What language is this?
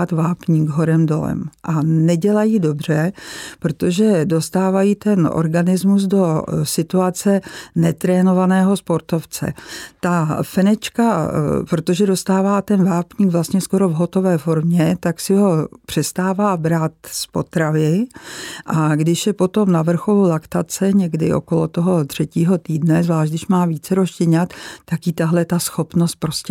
Czech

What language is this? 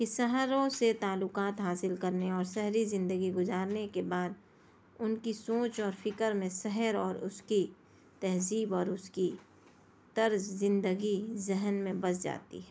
Urdu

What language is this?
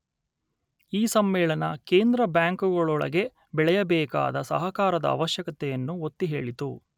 Kannada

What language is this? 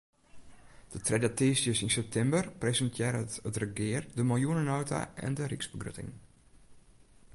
Western Frisian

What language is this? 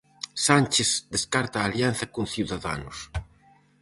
Galician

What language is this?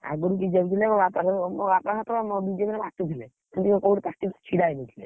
Odia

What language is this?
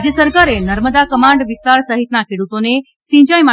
Gujarati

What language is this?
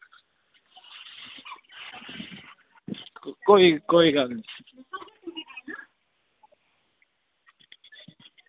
Dogri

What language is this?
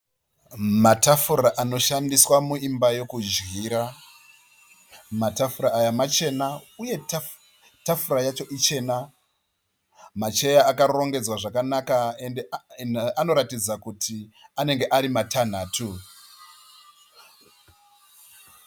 Shona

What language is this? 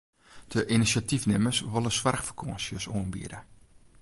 Western Frisian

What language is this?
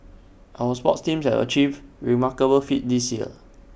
English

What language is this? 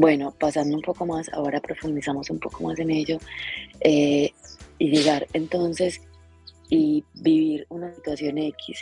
Spanish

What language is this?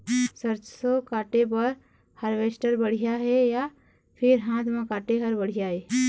Chhattisgarhi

